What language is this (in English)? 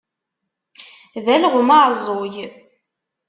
Kabyle